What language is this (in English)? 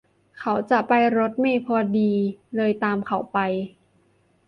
Thai